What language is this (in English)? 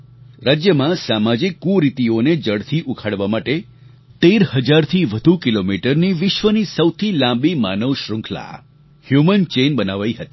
Gujarati